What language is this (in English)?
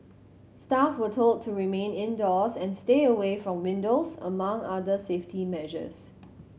English